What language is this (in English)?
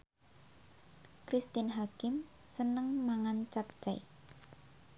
Javanese